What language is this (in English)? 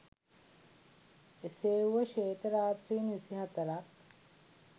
Sinhala